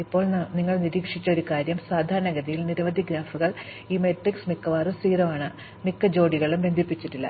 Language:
Malayalam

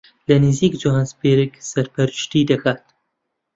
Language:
Central Kurdish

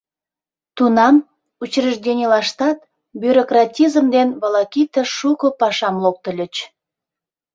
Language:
Mari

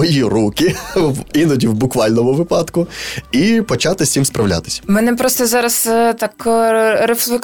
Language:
Ukrainian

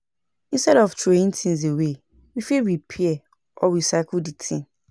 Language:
Nigerian Pidgin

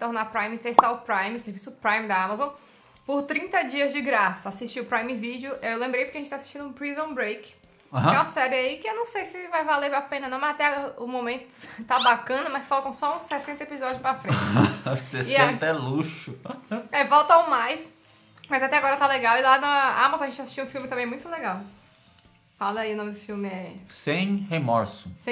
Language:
Portuguese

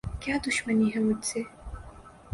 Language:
Urdu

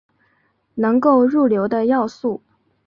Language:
Chinese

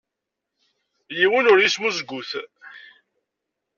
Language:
Kabyle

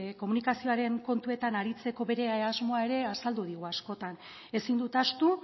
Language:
Basque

